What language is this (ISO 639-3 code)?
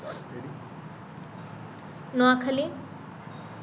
ben